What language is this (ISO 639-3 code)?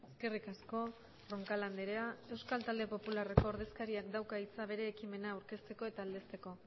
eus